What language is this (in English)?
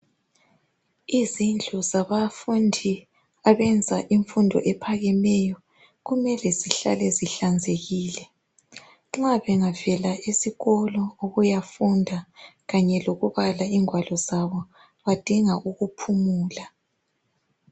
North Ndebele